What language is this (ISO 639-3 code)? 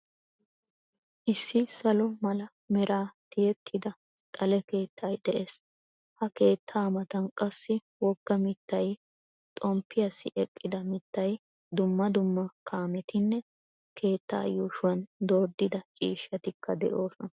wal